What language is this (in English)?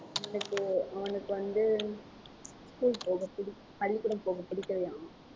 Tamil